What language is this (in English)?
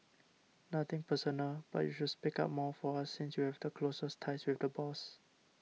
English